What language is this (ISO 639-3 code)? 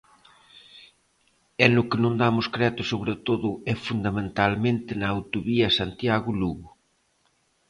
glg